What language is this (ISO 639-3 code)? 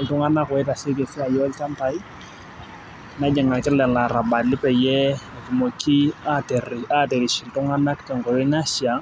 mas